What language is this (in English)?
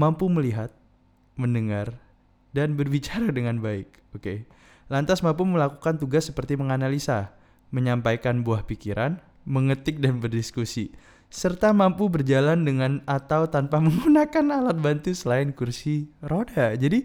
Indonesian